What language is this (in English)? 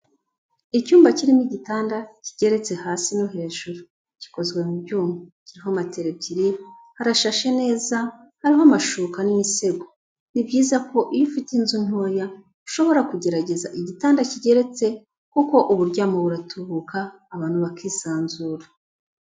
Kinyarwanda